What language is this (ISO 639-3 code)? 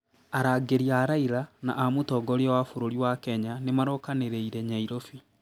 kik